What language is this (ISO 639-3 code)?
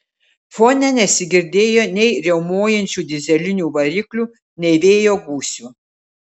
lit